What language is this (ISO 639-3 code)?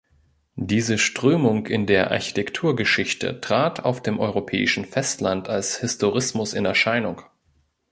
deu